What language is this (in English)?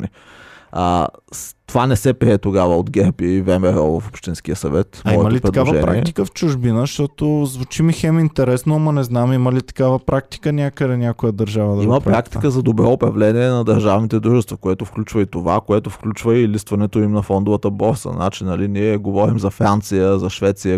Bulgarian